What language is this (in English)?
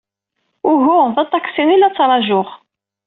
Kabyle